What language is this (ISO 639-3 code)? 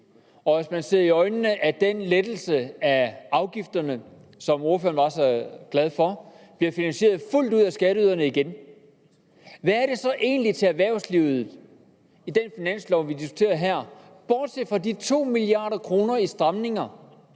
dan